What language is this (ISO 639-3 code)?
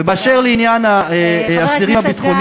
heb